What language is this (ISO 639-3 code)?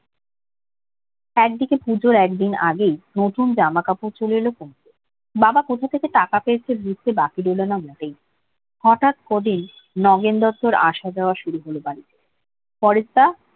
ben